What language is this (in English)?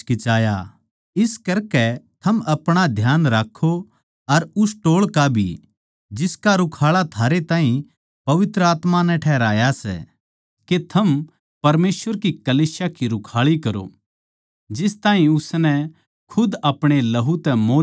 Haryanvi